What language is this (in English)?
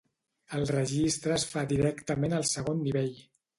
Catalan